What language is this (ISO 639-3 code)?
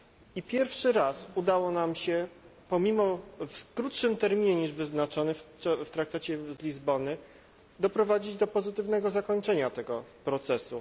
pol